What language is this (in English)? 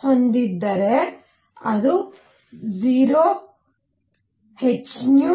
Kannada